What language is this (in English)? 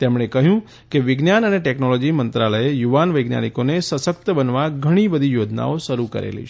Gujarati